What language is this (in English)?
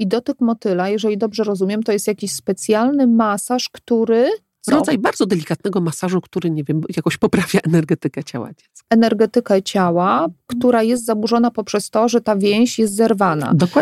Polish